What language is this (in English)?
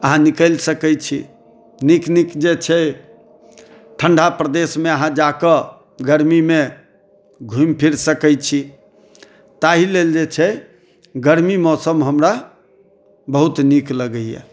Maithili